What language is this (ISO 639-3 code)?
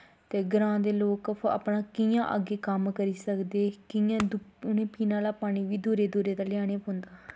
doi